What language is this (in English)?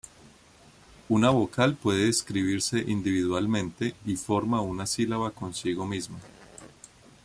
Spanish